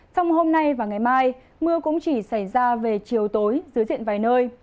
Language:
Vietnamese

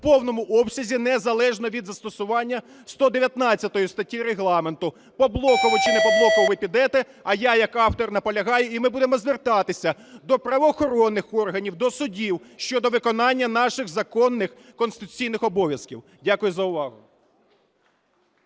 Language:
Ukrainian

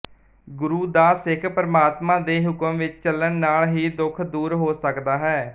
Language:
Punjabi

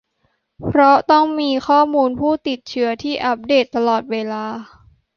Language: Thai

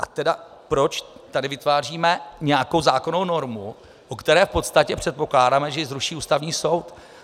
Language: Czech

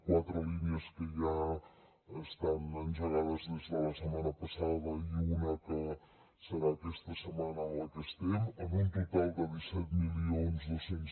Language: Catalan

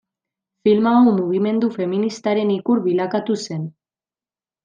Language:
Basque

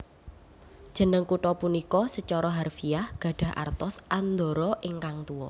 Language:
Javanese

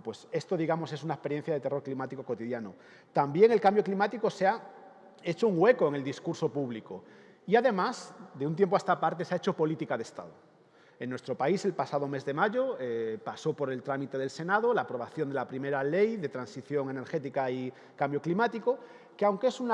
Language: Spanish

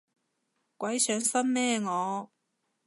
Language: Cantonese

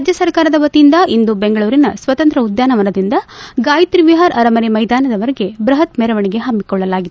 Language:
Kannada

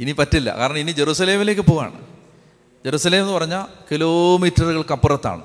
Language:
Malayalam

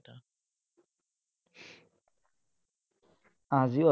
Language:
Assamese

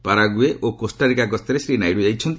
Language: Odia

